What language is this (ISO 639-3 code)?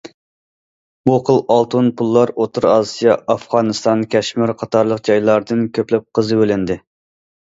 uig